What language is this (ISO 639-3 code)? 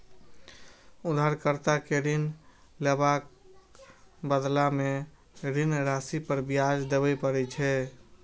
mai